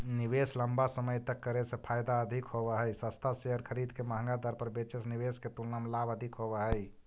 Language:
Magahi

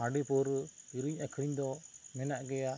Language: Santali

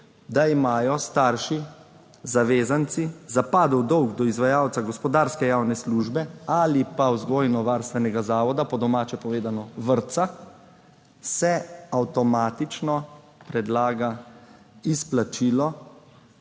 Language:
Slovenian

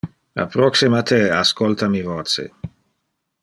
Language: Interlingua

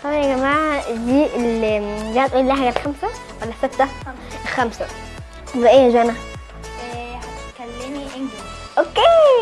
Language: Arabic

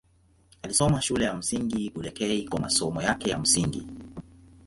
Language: Swahili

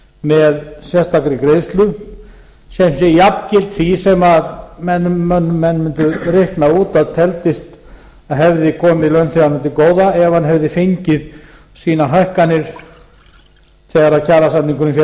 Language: Icelandic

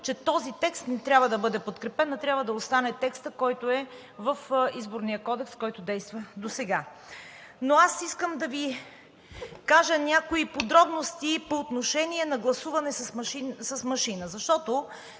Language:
Bulgarian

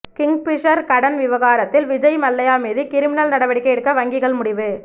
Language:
Tamil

